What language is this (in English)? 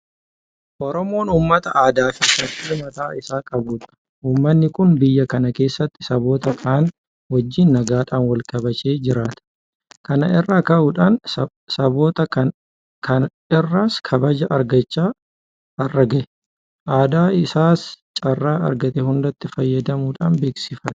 Oromo